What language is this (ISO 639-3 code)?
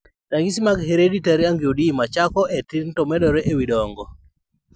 luo